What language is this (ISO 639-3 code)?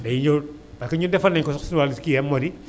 wol